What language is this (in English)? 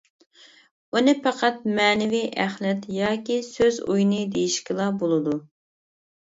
Uyghur